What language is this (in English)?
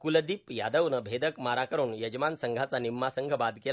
Marathi